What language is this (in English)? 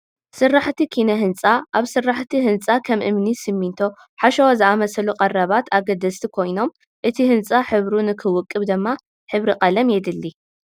Tigrinya